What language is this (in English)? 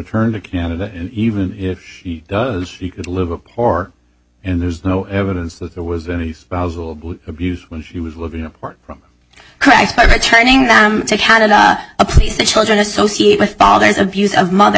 English